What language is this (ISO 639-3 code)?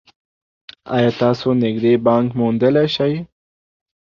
pus